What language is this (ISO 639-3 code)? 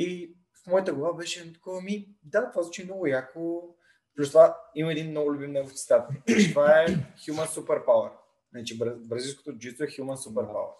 bul